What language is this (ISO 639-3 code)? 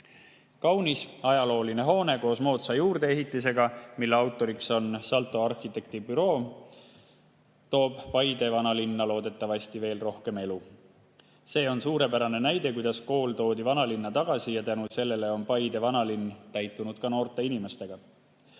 est